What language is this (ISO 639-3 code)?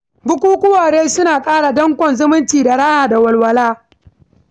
hau